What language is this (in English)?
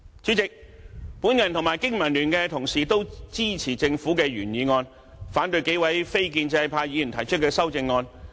Cantonese